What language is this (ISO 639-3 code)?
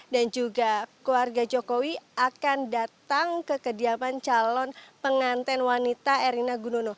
ind